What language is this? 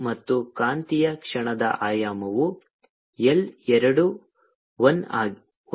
Kannada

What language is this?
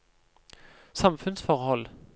Norwegian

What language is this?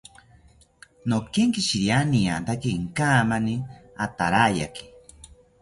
South Ucayali Ashéninka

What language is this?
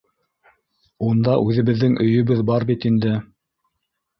Bashkir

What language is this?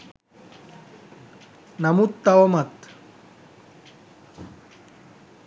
Sinhala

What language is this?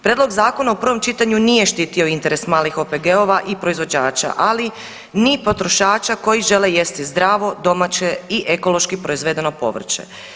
Croatian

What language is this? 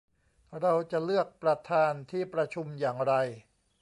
Thai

